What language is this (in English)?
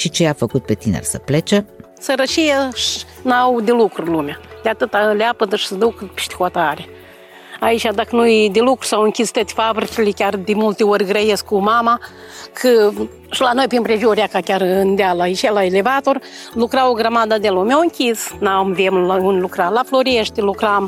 Romanian